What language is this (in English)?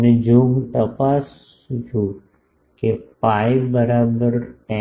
Gujarati